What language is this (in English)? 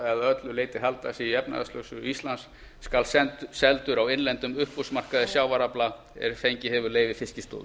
Icelandic